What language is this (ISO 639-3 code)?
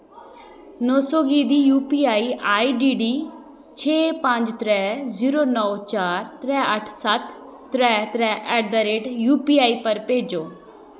doi